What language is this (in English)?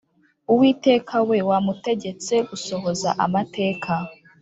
Kinyarwanda